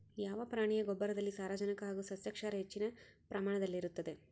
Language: Kannada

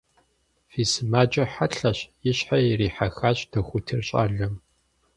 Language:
Kabardian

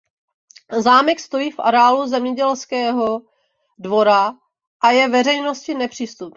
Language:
Czech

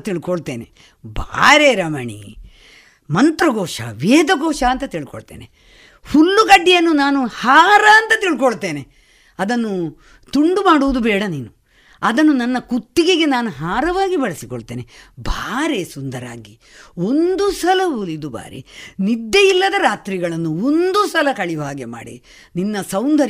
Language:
Kannada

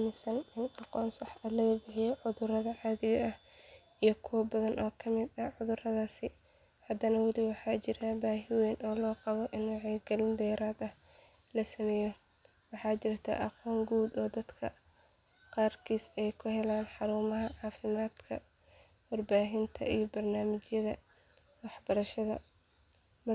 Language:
Somali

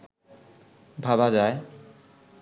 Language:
Bangla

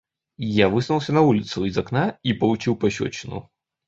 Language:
Russian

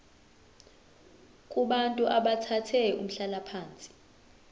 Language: Zulu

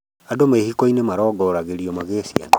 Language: Kikuyu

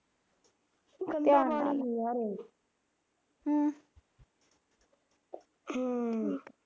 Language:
Punjabi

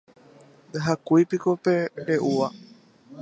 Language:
Guarani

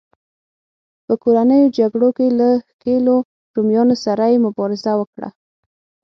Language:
Pashto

